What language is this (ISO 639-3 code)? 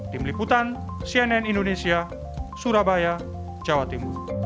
ind